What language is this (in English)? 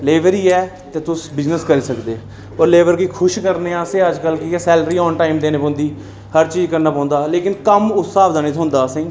Dogri